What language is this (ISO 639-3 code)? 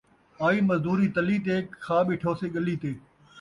skr